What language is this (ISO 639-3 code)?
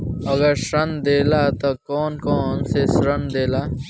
bho